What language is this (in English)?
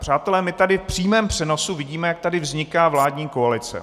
Czech